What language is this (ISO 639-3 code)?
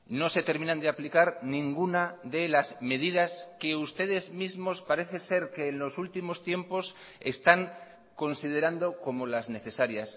spa